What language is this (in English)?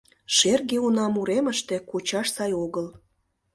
Mari